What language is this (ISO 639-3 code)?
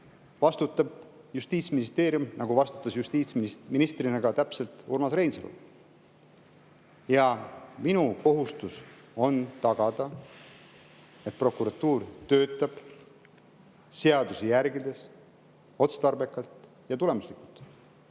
est